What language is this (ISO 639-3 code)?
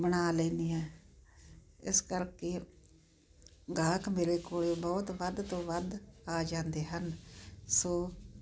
pan